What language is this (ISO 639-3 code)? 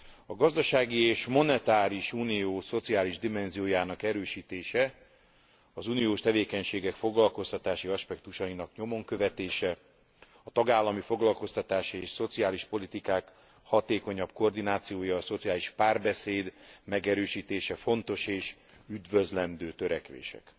hun